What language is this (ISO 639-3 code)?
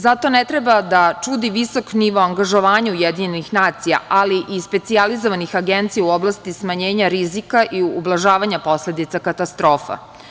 srp